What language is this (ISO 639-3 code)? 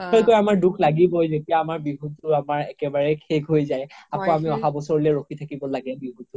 asm